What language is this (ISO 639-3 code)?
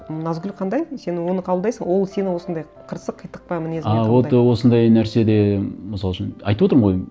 kaz